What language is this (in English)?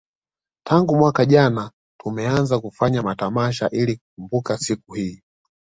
Swahili